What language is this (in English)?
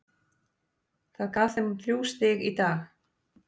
Icelandic